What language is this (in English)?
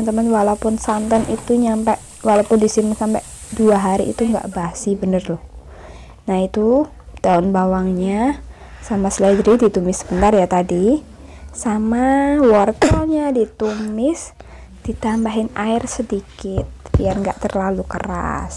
Indonesian